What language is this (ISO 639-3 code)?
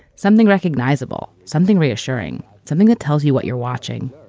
eng